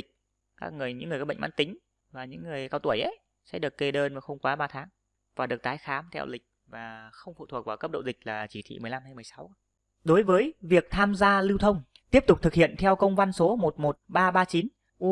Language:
Vietnamese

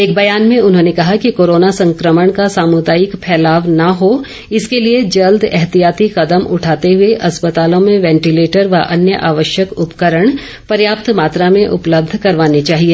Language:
Hindi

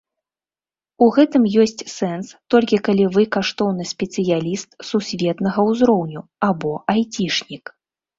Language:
Belarusian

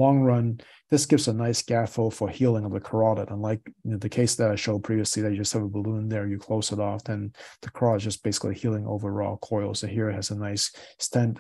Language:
English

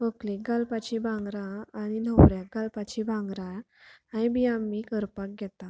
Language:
Konkani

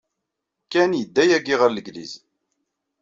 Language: Kabyle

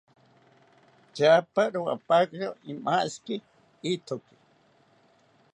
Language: South Ucayali Ashéninka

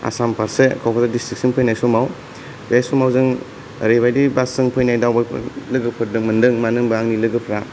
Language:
Bodo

